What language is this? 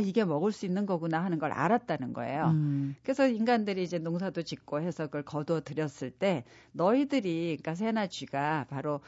Korean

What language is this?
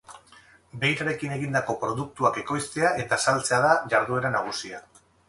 Basque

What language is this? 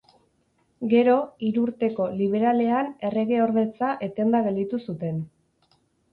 Basque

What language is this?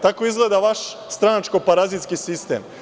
Serbian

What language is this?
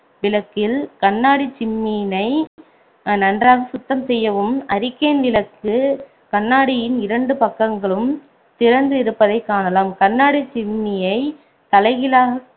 Tamil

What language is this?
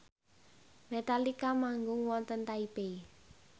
Javanese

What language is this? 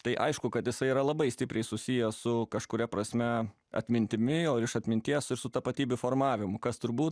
Lithuanian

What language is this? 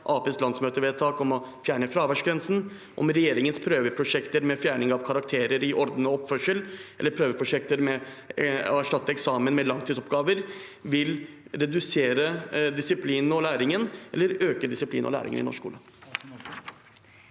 Norwegian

